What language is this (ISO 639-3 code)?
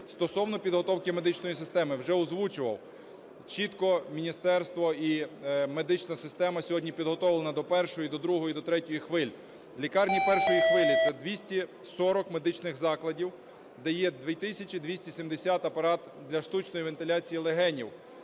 ukr